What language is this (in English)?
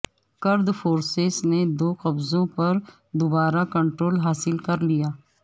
Urdu